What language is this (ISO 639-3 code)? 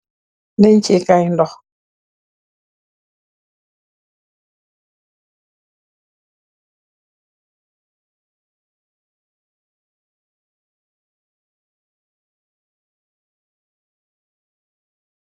wol